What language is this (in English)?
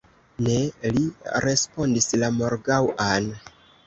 Esperanto